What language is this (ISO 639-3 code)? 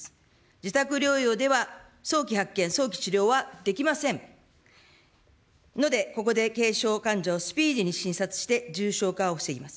jpn